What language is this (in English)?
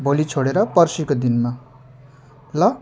Nepali